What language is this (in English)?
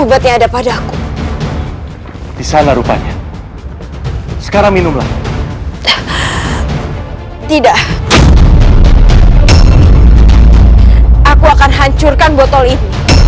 Indonesian